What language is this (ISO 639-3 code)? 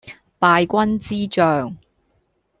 yue